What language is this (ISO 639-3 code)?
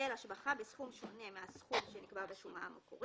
heb